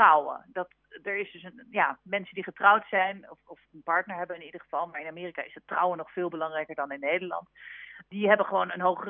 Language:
Dutch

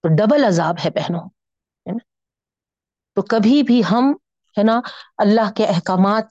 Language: Urdu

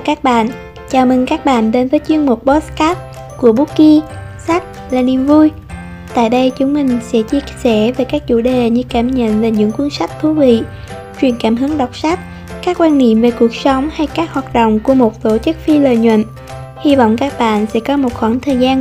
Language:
Vietnamese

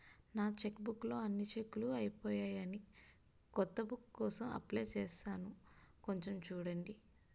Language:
Telugu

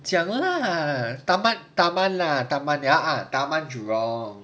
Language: English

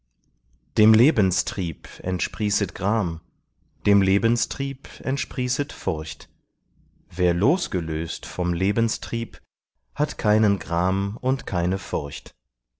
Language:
German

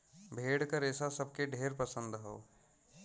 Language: Bhojpuri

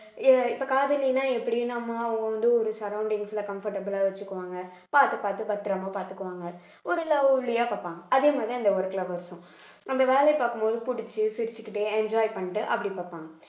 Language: Tamil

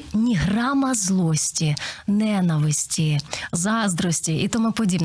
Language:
Ukrainian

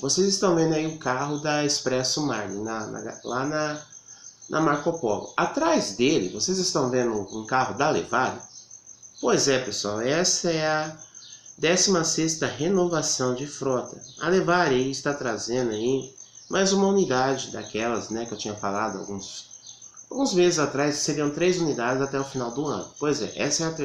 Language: Portuguese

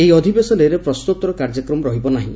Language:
Odia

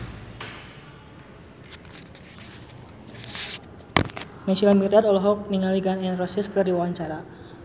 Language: Sundanese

